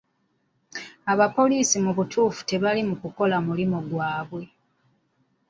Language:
Ganda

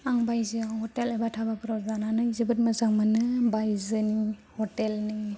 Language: Bodo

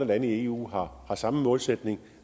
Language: Danish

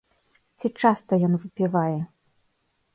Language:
Belarusian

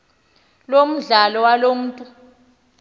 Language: Xhosa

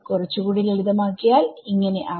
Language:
Malayalam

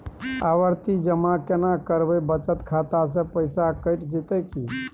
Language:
Maithili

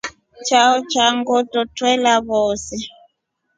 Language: Rombo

